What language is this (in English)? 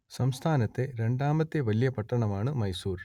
Malayalam